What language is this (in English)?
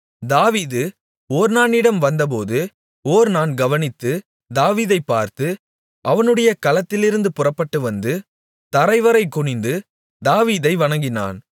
Tamil